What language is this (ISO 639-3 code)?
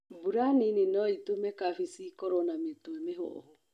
kik